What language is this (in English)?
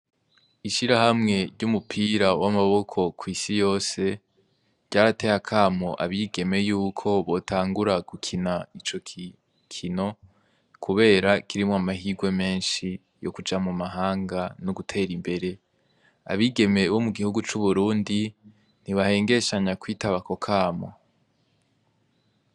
Rundi